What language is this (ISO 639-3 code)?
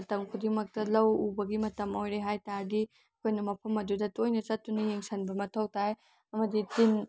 mni